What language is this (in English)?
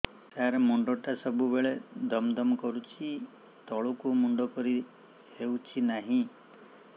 Odia